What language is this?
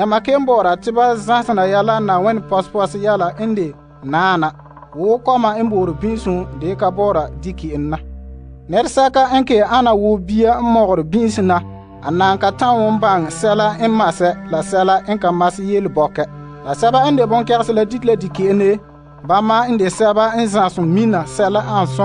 Italian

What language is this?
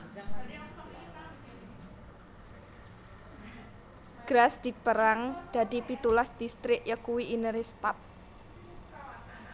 Javanese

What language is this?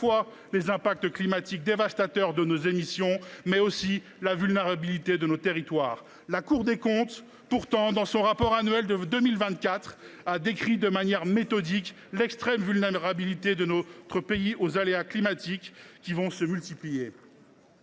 French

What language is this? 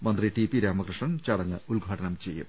Malayalam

